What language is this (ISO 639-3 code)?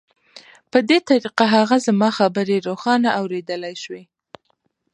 pus